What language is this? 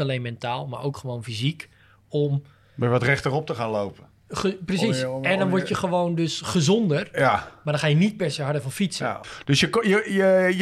Dutch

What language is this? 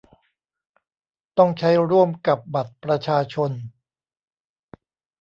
Thai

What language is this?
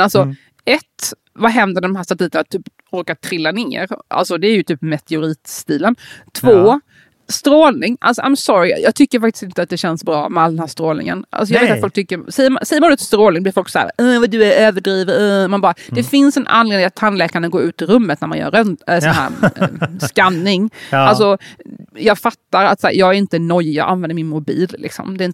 Swedish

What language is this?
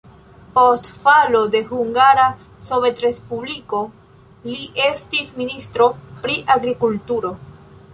Esperanto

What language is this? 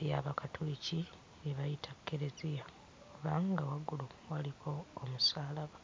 Ganda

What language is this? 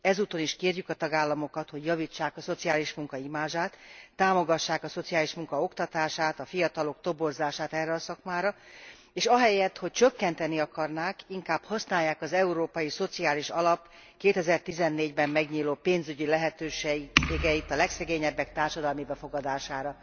Hungarian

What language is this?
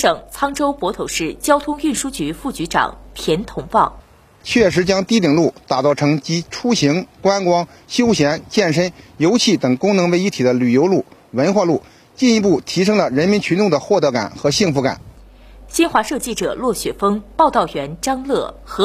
Chinese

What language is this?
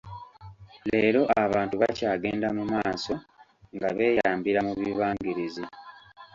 Ganda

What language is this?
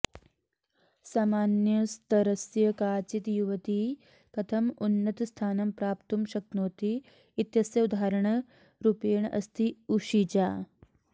Sanskrit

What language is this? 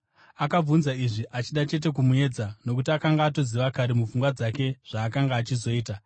Shona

